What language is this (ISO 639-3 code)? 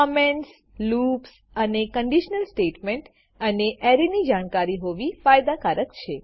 guj